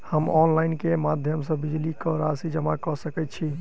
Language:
Maithili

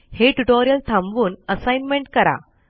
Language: Marathi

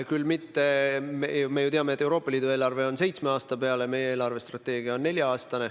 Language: Estonian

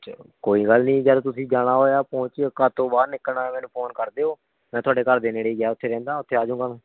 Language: Punjabi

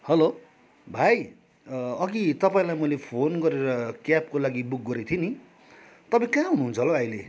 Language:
Nepali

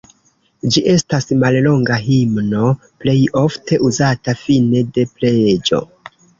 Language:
Esperanto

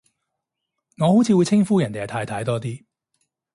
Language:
Cantonese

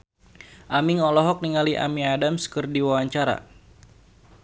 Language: Sundanese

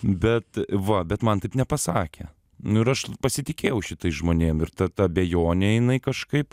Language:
Lithuanian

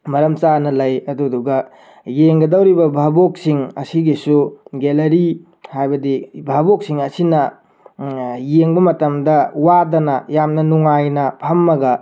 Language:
Manipuri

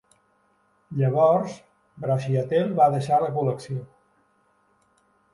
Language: Catalan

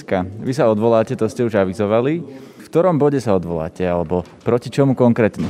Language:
Slovak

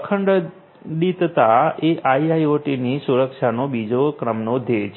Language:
Gujarati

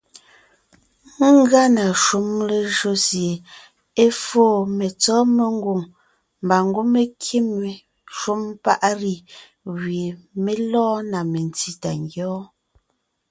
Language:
Ngiemboon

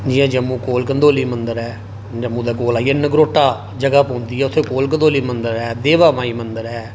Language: Dogri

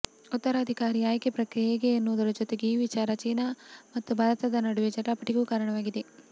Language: Kannada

